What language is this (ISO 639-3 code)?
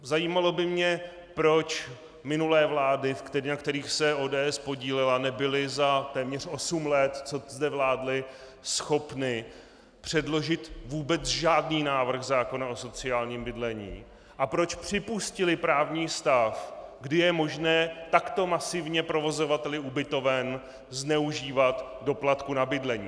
ces